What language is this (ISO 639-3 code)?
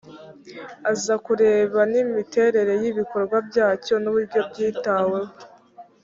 kin